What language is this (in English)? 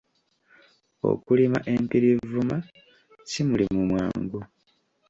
Ganda